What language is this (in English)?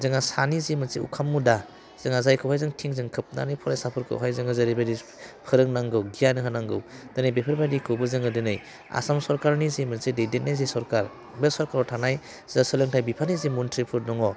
Bodo